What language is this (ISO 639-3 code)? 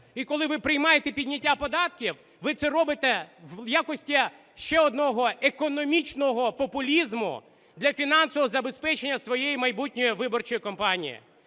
ukr